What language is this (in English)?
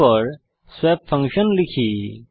Bangla